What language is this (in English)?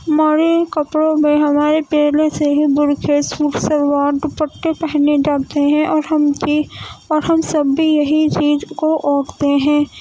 Urdu